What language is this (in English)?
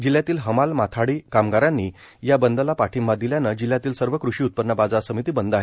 Marathi